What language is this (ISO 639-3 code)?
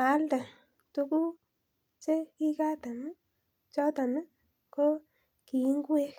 kln